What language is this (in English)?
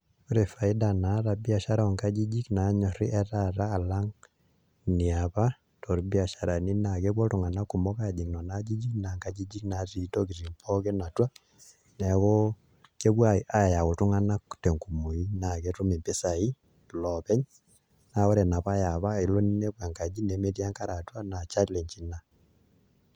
Masai